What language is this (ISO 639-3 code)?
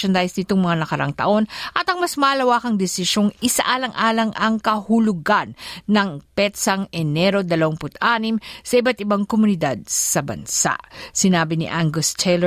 fil